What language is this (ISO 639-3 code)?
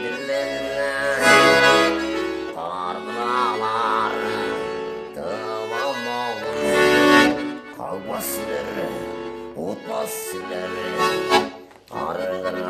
tur